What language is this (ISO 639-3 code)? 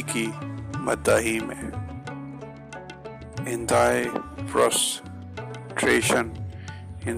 urd